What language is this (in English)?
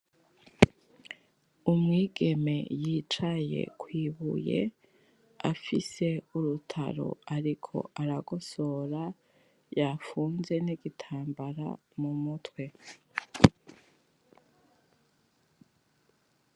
Rundi